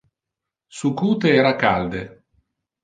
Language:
Interlingua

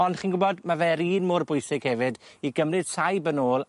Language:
Welsh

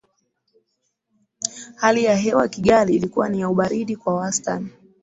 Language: Swahili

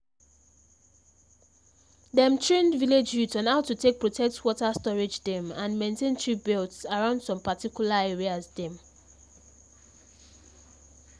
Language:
Nigerian Pidgin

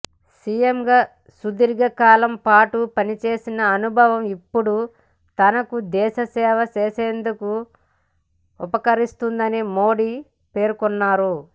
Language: Telugu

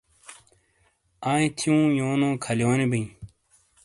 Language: Shina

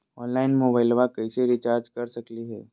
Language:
Magahi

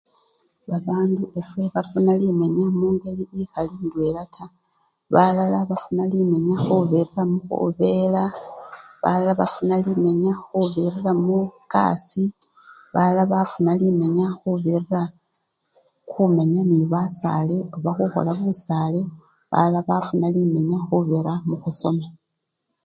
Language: Luyia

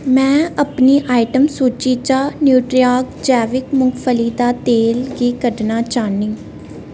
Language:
Dogri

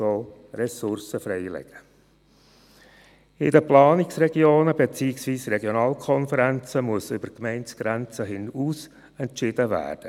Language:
Swiss German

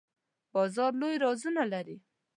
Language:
Pashto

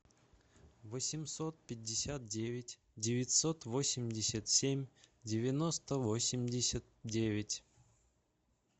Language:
Russian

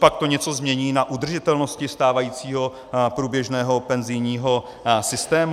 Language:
Czech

